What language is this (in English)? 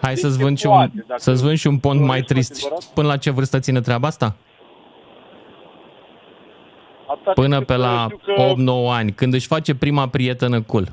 Romanian